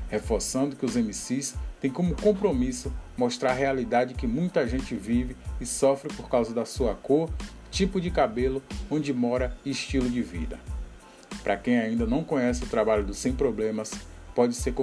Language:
Portuguese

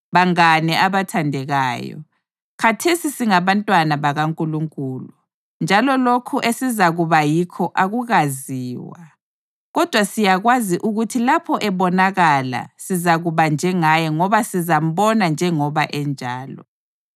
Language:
North Ndebele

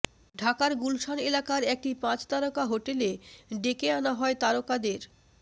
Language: Bangla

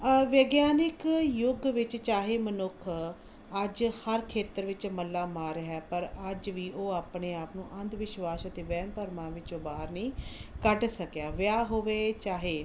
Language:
Punjabi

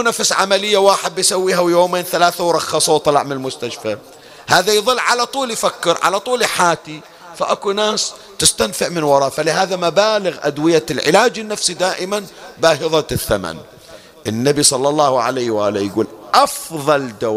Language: Arabic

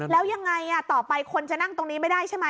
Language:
Thai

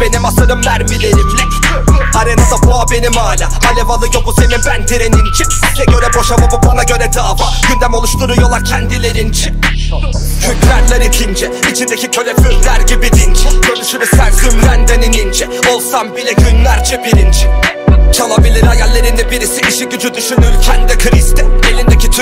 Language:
Turkish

